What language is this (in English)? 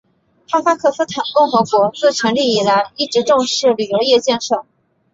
Chinese